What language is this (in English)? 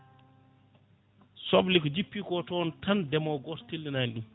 Fula